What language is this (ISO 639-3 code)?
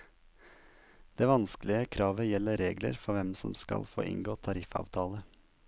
nor